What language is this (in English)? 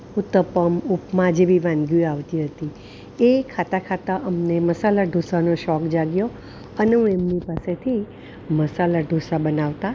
Gujarati